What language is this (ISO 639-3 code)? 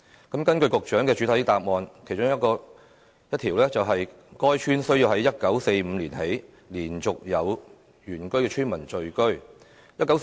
yue